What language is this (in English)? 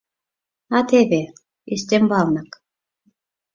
Mari